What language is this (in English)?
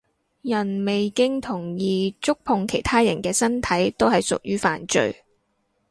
Cantonese